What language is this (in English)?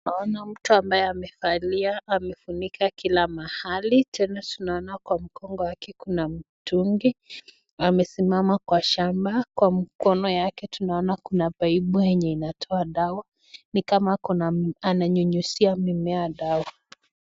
Swahili